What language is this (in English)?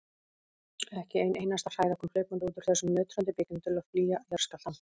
Icelandic